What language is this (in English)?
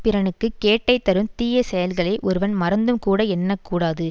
Tamil